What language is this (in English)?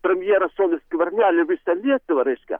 Lithuanian